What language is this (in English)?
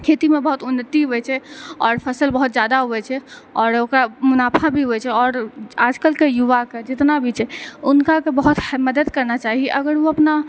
Maithili